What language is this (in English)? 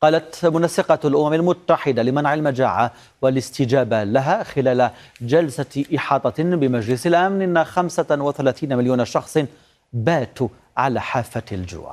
Arabic